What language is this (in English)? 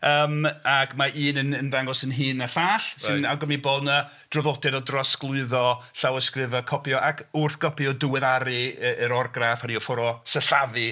Welsh